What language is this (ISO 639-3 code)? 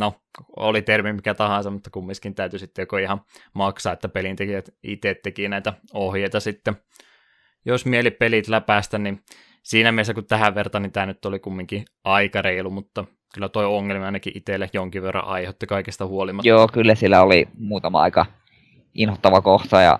fin